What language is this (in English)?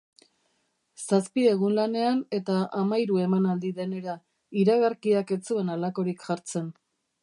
Basque